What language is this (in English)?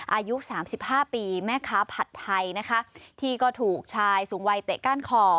Thai